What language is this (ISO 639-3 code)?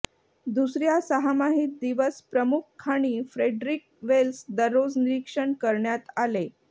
mar